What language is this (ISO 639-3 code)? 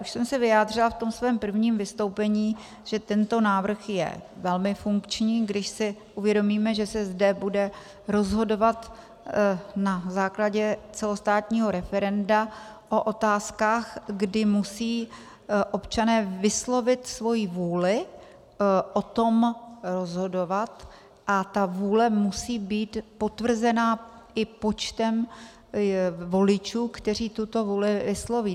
ces